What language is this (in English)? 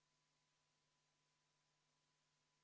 Estonian